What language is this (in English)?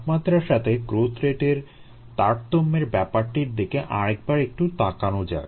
Bangla